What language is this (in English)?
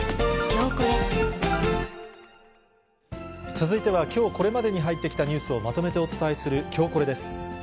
Japanese